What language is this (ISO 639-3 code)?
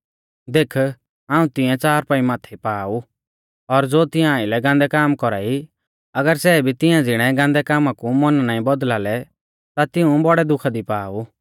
bfz